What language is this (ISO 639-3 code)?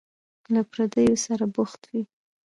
pus